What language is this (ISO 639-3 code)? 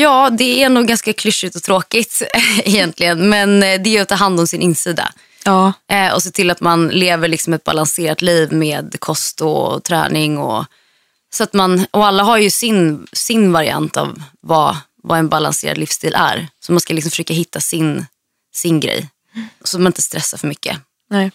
swe